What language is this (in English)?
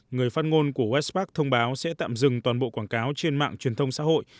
Vietnamese